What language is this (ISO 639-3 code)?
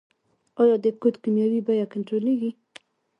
pus